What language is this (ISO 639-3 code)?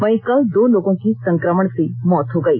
hin